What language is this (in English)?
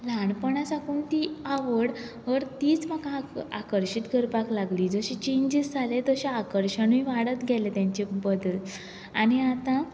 Konkani